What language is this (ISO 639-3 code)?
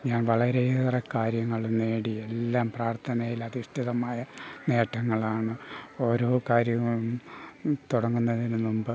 mal